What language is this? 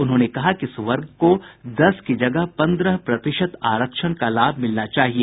Hindi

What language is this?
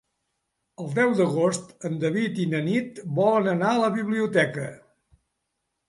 Catalan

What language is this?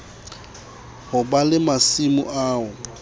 Southern Sotho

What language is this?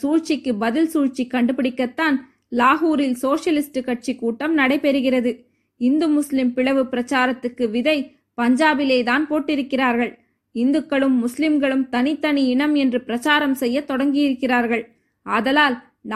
Tamil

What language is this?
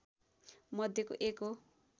Nepali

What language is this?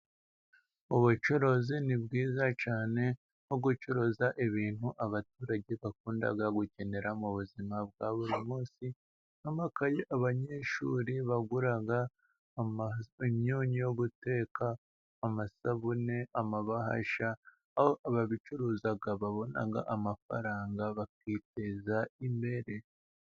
Kinyarwanda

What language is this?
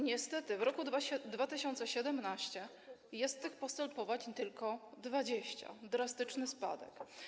Polish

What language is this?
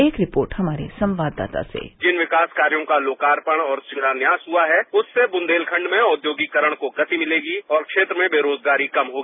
Hindi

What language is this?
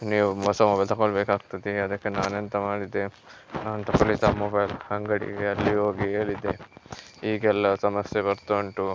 Kannada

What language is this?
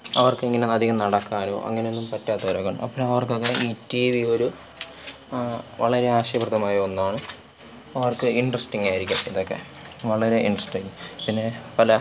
Malayalam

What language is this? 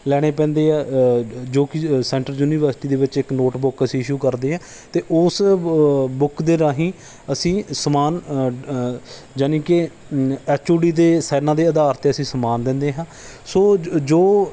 Punjabi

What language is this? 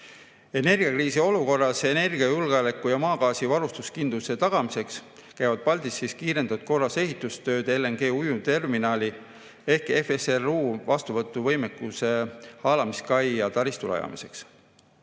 Estonian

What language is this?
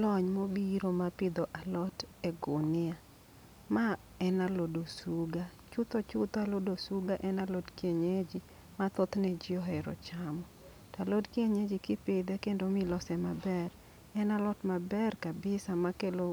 Luo (Kenya and Tanzania)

